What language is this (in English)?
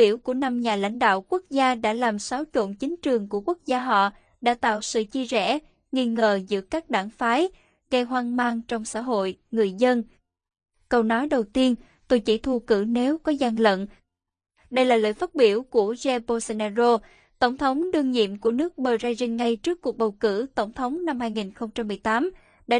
Vietnamese